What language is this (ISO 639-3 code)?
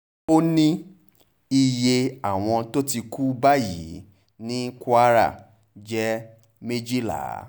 yor